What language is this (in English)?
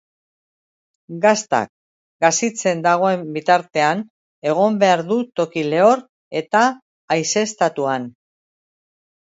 Basque